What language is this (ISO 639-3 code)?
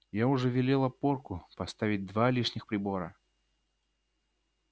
rus